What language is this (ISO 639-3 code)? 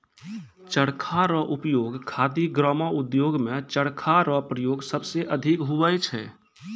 mai